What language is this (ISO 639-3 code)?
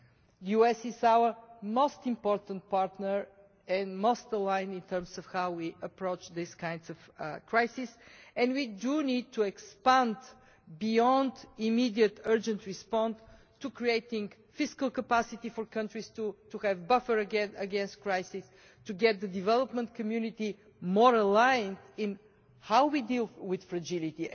eng